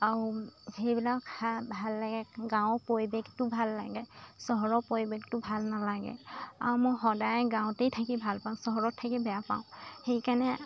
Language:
Assamese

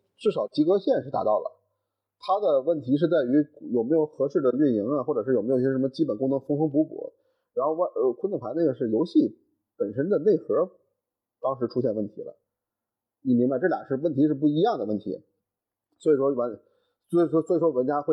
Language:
Chinese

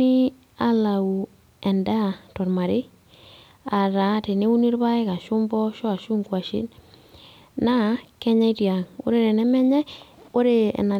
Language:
Masai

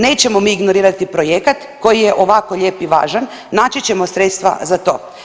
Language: Croatian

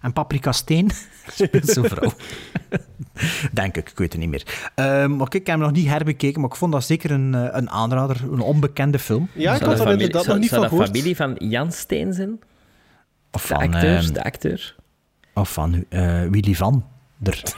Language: Dutch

